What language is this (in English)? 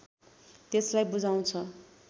Nepali